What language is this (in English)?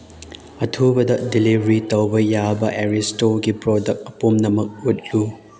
Manipuri